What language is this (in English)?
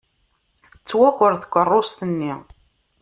Kabyle